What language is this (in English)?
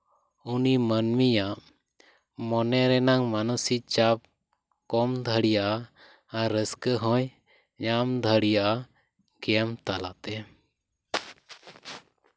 Santali